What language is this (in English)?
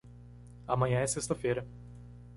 Portuguese